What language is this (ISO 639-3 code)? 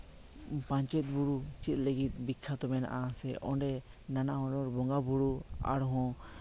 sat